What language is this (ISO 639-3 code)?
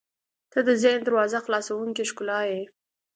pus